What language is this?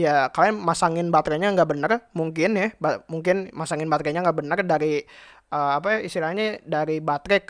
Indonesian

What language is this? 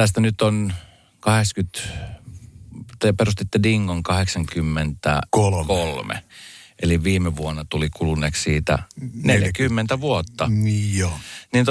Finnish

